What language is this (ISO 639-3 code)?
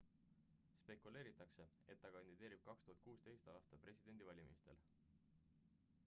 est